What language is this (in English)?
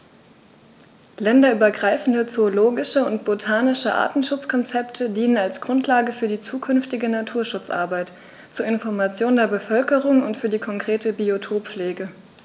German